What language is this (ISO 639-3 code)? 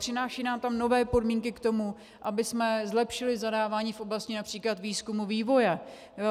ces